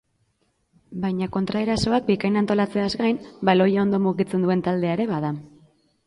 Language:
Basque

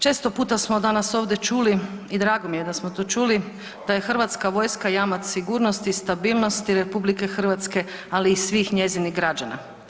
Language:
Croatian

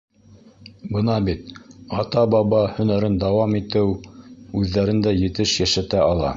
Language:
Bashkir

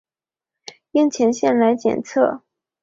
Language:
Chinese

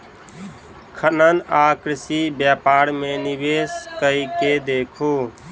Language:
Maithili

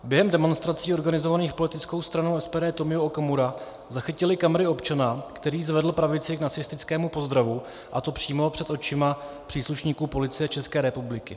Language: Czech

